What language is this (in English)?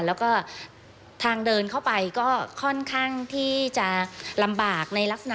Thai